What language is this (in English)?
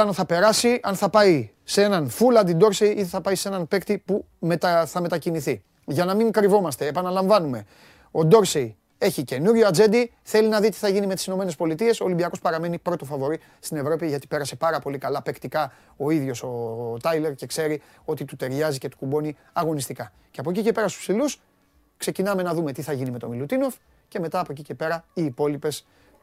Greek